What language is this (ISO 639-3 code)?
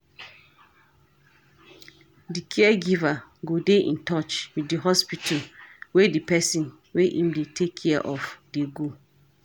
pcm